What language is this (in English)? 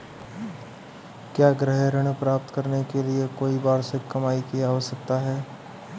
Hindi